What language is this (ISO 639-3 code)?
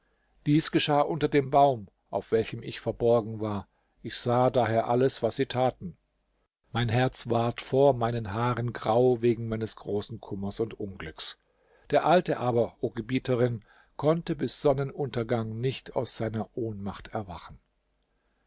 deu